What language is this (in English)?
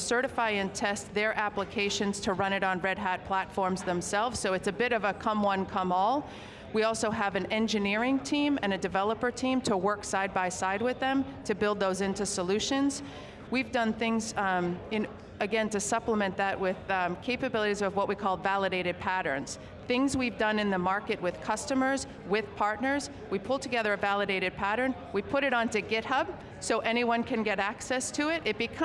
English